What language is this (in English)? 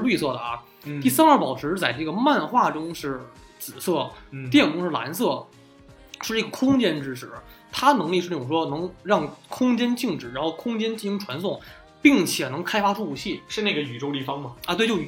Chinese